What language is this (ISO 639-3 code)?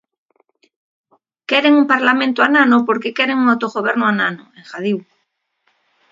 glg